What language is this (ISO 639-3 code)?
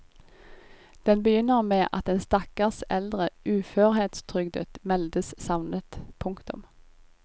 nor